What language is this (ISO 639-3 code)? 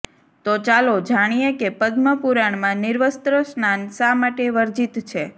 guj